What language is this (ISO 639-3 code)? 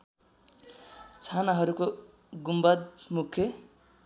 nep